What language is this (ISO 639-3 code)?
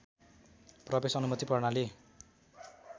nep